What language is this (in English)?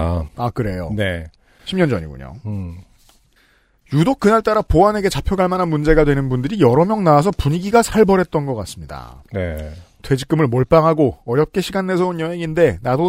Korean